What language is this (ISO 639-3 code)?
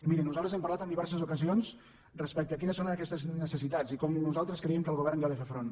cat